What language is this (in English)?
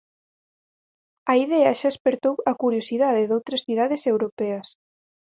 Galician